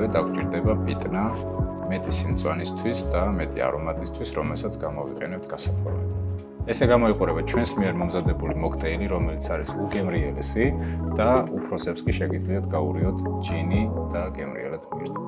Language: Romanian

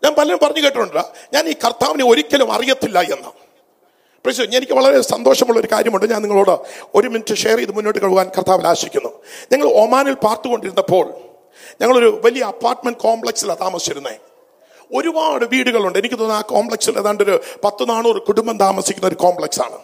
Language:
Malayalam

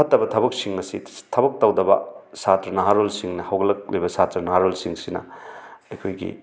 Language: Manipuri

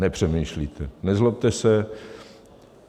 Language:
Czech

